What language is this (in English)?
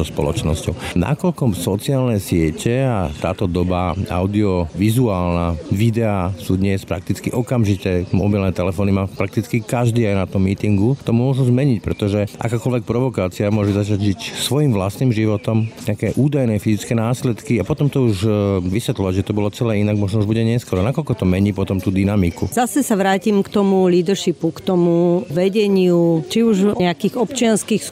Slovak